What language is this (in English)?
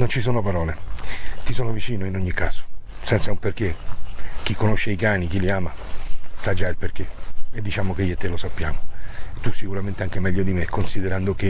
Italian